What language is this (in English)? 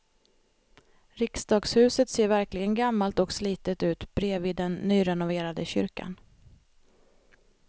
Swedish